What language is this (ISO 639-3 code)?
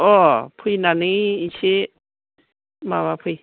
brx